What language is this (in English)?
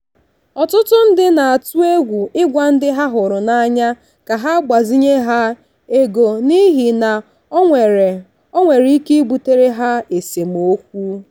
Igbo